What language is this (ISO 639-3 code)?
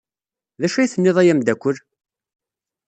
kab